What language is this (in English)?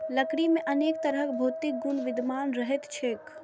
Maithili